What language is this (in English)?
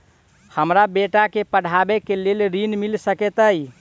Maithili